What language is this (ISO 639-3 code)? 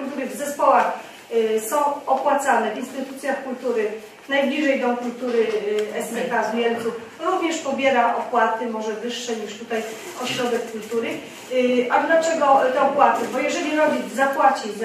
pol